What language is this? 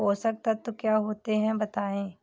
Hindi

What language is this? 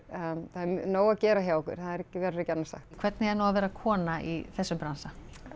Icelandic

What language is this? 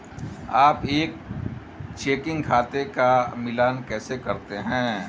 Hindi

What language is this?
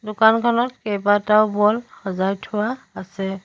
Assamese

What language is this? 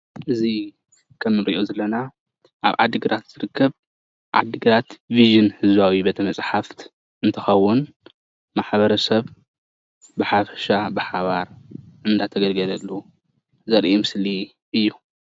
Tigrinya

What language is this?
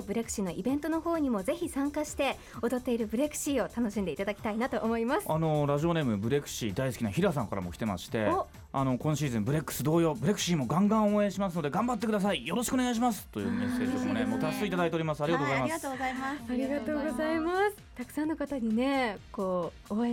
Japanese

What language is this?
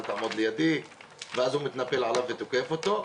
Hebrew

